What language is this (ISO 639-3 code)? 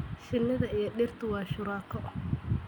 som